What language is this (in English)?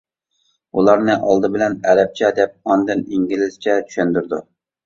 Uyghur